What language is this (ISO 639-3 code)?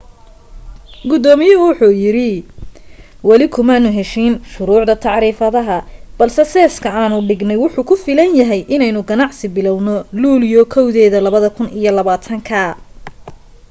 som